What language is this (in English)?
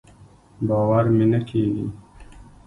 Pashto